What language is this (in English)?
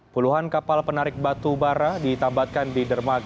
Indonesian